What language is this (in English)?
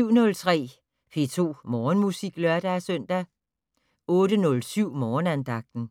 Danish